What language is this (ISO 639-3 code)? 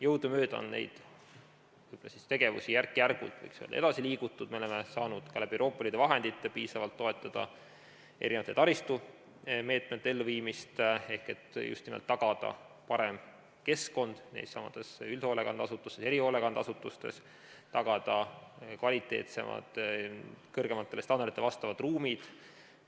est